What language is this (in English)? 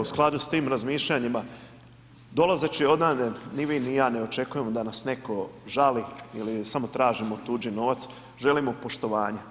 Croatian